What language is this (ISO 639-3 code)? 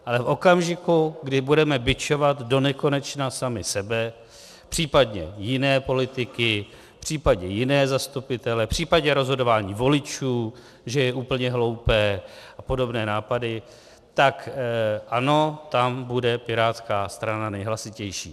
ces